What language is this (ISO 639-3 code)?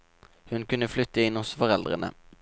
nor